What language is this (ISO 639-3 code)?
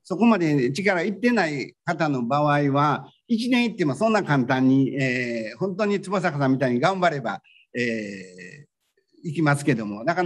jpn